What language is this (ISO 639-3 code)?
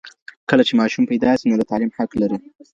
pus